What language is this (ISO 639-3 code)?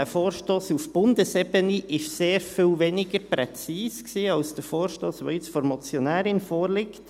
gsw